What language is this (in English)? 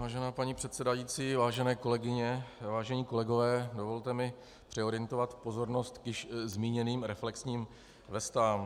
Czech